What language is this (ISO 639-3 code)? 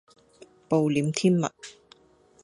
yue